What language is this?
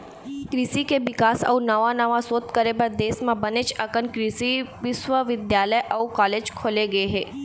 Chhattisgarhi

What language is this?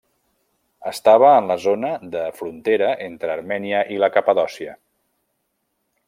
Catalan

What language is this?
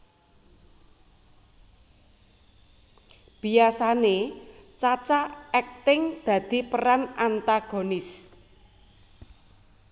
Javanese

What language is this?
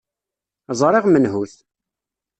Kabyle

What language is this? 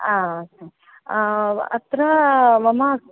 Sanskrit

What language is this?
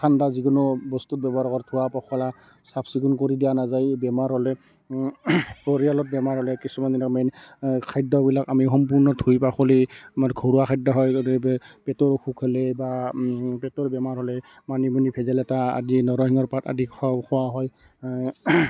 Assamese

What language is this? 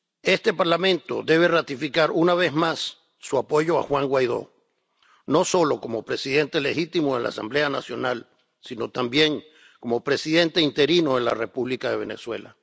Spanish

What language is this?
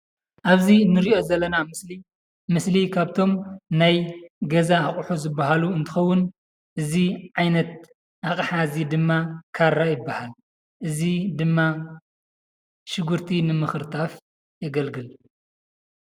Tigrinya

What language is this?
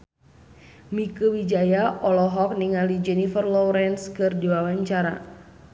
Sundanese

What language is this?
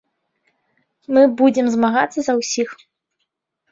Belarusian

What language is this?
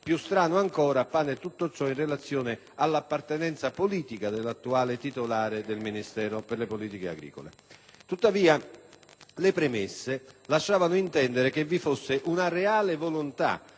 Italian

